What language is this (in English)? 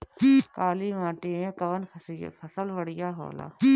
Bhojpuri